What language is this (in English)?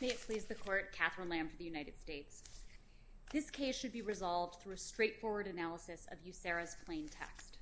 English